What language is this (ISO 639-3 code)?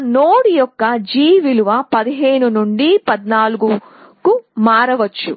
tel